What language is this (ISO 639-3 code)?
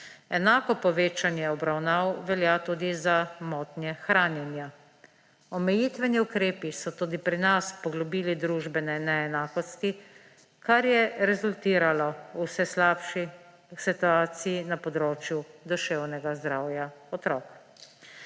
slv